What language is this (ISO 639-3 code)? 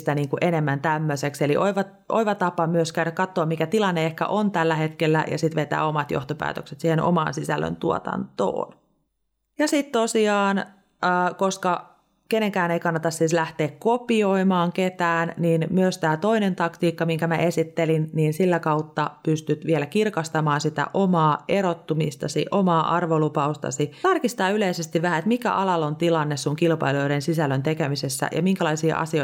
fin